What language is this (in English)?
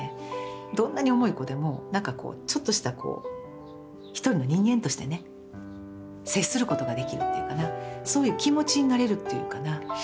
Japanese